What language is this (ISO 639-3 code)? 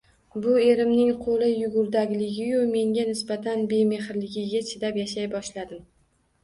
uzb